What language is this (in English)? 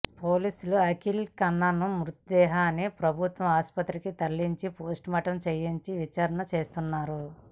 Telugu